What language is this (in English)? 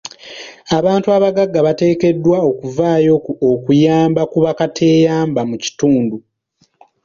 Ganda